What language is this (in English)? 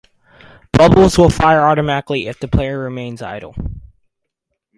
English